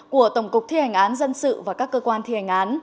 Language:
Vietnamese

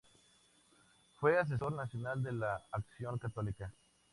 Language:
Spanish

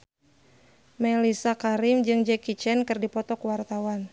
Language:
Sundanese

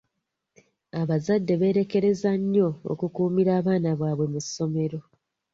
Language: Ganda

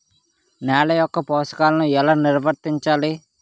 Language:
Telugu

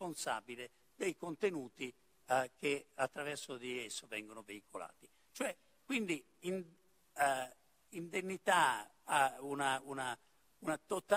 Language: Italian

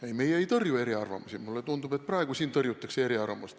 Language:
Estonian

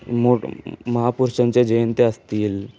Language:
Marathi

